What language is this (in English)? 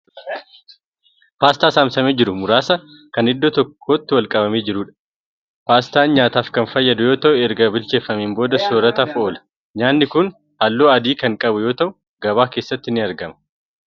Oromo